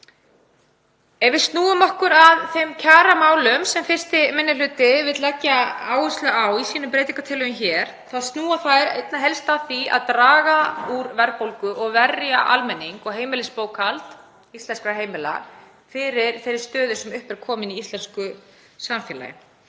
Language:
Icelandic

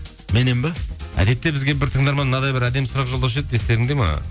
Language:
Kazakh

